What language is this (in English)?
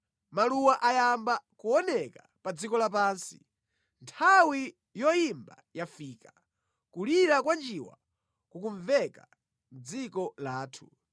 Nyanja